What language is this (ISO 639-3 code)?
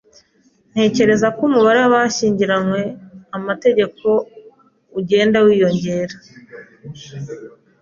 kin